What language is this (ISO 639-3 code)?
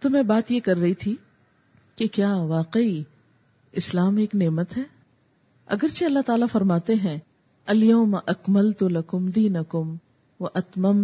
urd